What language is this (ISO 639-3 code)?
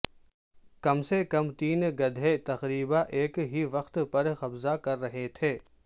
urd